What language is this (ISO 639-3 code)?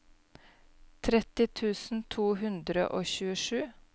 nor